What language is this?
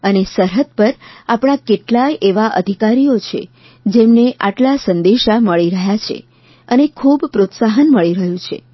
Gujarati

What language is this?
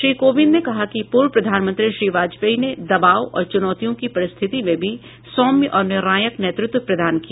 Hindi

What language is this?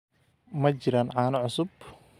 Somali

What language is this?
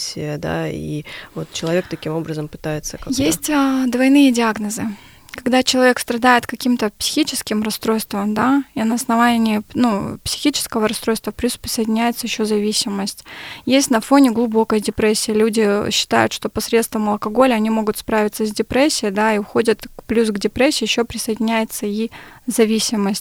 Russian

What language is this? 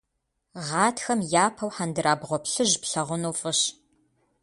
Kabardian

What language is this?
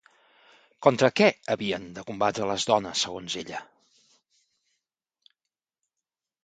Catalan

